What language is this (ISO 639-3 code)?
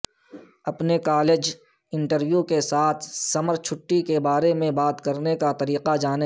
urd